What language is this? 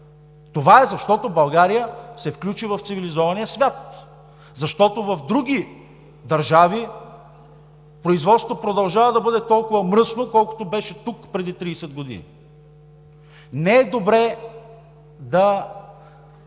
Bulgarian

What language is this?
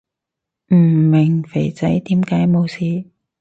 Cantonese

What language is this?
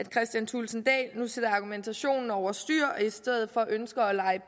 Danish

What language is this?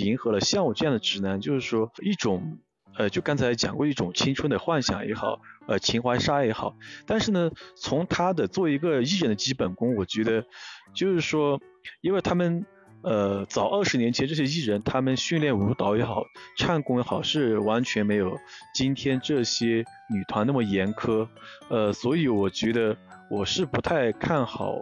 Chinese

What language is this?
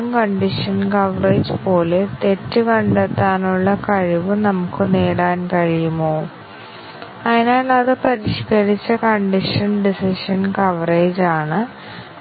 Malayalam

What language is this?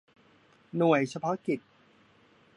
Thai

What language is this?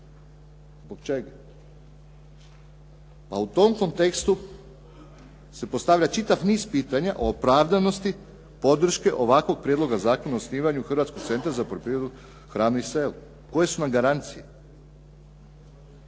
Croatian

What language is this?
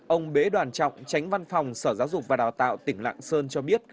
Vietnamese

